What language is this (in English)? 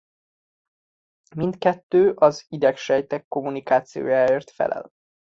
Hungarian